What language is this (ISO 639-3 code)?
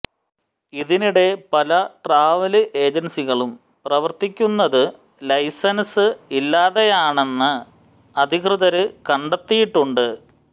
mal